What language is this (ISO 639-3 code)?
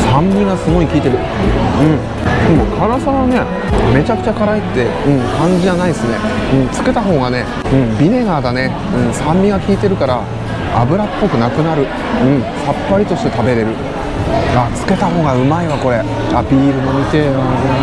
jpn